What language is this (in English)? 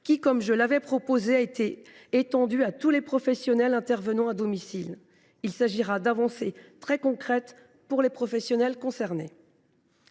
French